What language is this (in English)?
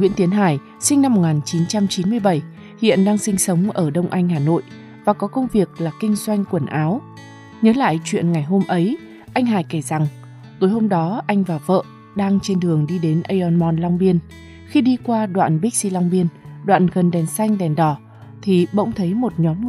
Vietnamese